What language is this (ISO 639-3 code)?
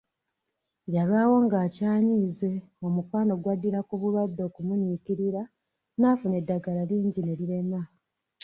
lug